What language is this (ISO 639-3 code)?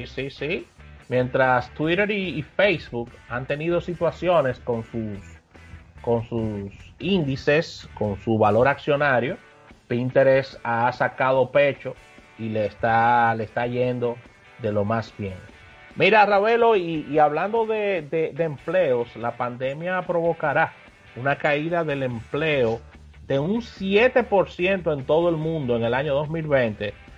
spa